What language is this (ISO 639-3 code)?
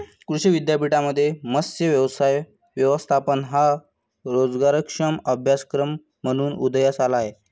mar